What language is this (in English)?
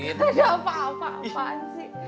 Indonesian